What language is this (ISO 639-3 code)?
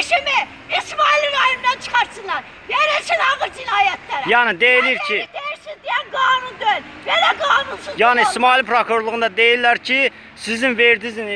tur